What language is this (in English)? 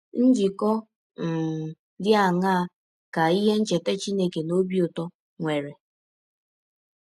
Igbo